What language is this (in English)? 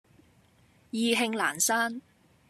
Cantonese